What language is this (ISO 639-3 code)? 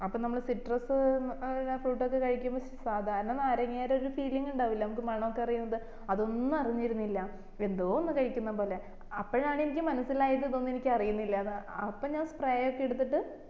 mal